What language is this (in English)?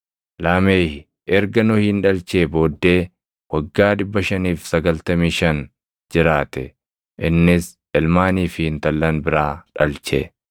Oromo